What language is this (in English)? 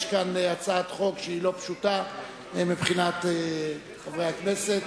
Hebrew